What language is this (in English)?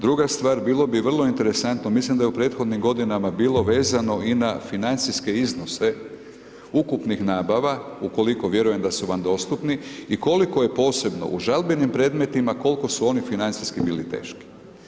Croatian